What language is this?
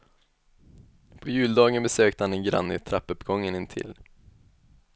Swedish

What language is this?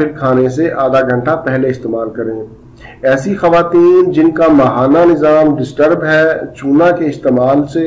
French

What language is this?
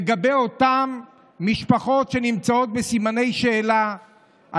Hebrew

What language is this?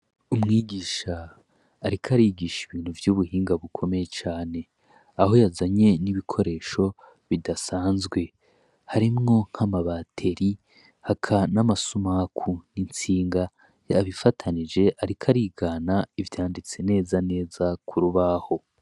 Rundi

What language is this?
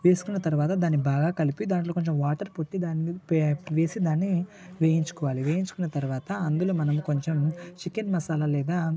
Telugu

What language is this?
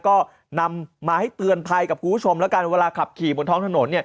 Thai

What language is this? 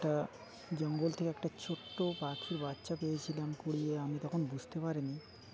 Bangla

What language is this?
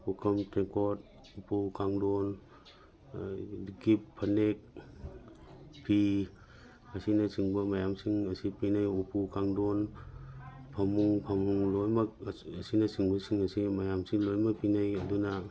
Manipuri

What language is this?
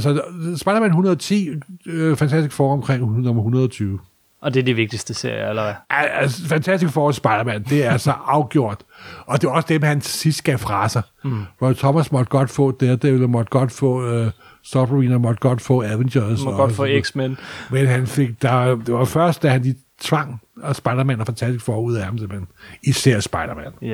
Danish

